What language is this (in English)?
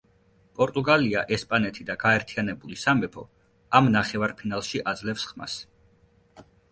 Georgian